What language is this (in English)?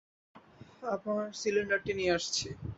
Bangla